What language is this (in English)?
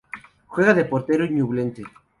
Spanish